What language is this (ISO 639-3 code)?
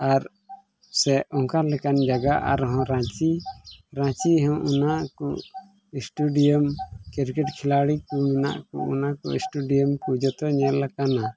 sat